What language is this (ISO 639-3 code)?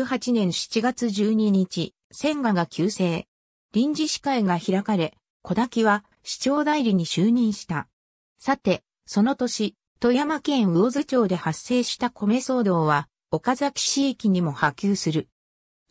jpn